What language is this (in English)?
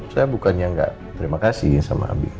Indonesian